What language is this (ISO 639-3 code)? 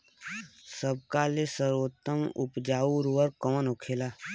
bho